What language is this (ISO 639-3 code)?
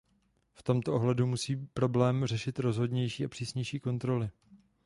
ces